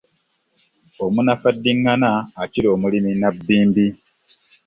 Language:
Ganda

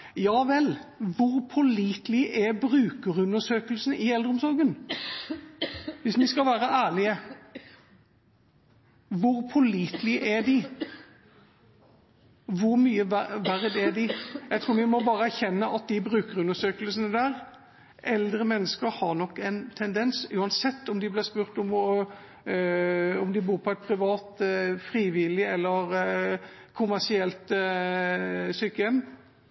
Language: Norwegian Bokmål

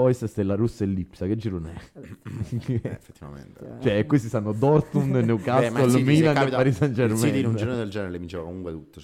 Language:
Italian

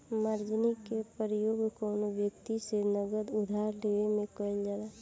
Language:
Bhojpuri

